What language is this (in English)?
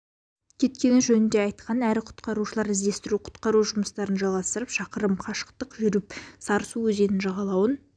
Kazakh